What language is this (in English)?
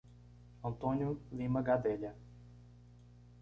Portuguese